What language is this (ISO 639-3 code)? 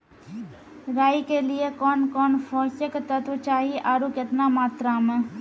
mai